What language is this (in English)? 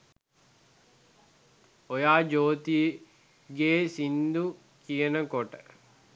Sinhala